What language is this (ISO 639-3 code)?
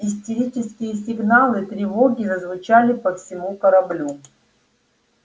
rus